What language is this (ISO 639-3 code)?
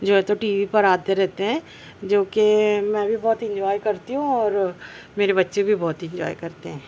urd